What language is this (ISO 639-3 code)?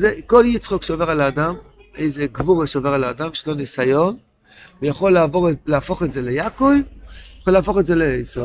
heb